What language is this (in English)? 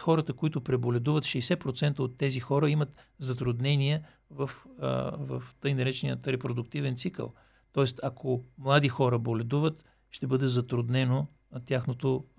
Bulgarian